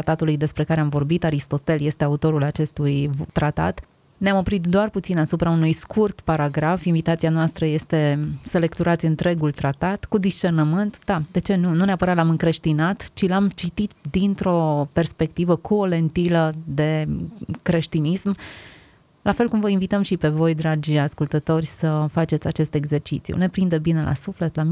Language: Romanian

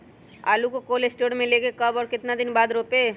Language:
Magahi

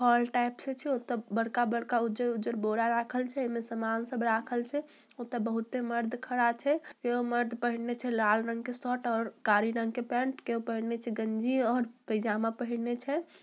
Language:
Magahi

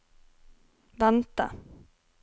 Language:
Norwegian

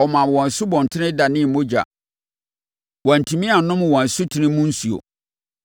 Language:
Akan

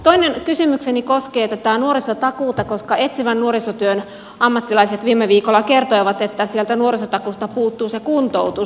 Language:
Finnish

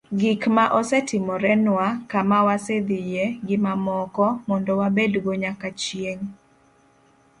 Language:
Luo (Kenya and Tanzania)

